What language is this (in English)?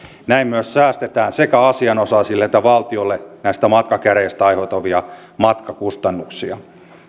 Finnish